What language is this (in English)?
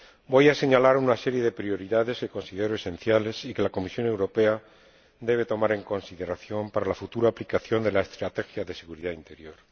Spanish